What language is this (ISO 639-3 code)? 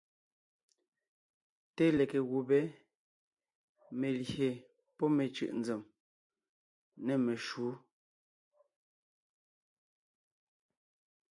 nnh